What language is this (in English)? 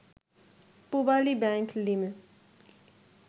Bangla